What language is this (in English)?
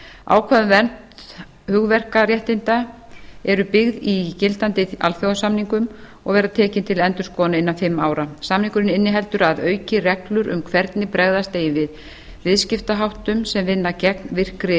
Icelandic